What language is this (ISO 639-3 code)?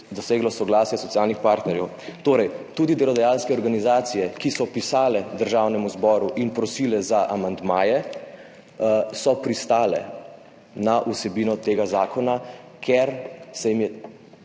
slv